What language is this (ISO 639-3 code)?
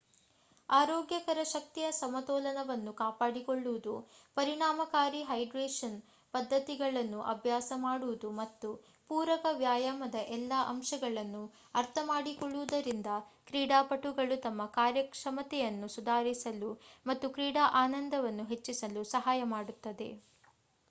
kan